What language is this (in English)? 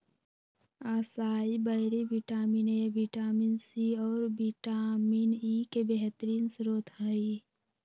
Magahi